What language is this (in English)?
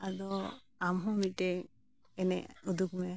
Santali